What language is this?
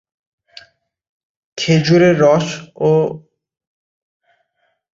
Bangla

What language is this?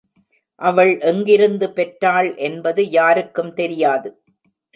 Tamil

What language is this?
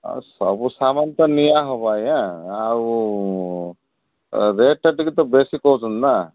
Odia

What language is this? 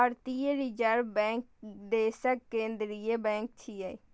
Maithili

